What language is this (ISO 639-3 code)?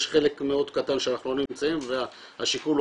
heb